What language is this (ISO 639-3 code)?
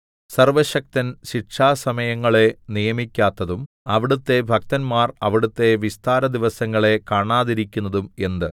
mal